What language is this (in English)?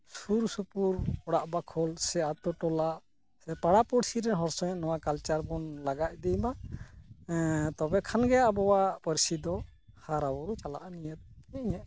Santali